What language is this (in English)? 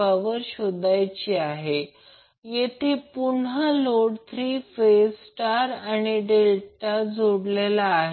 Marathi